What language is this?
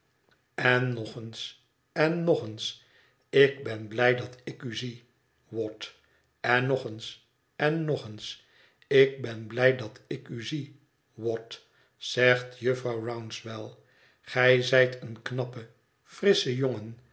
Dutch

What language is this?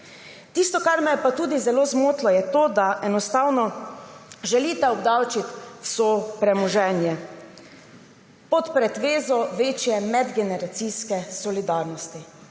Slovenian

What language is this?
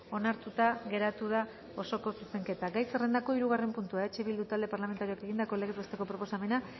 Basque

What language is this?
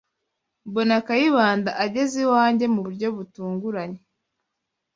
Kinyarwanda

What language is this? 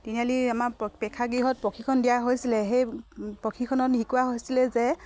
Assamese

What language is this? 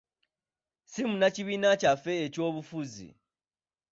Ganda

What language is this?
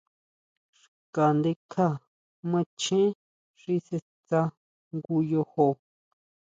Huautla Mazatec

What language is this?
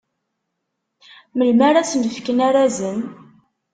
Kabyle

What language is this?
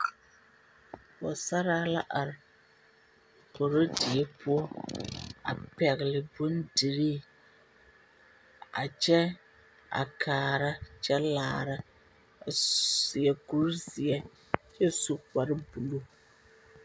Southern Dagaare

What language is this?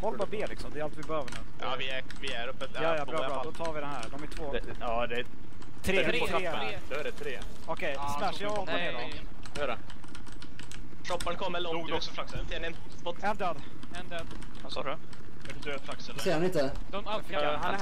Swedish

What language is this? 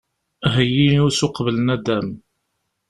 Kabyle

